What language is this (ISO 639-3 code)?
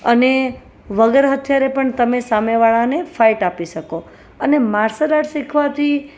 guj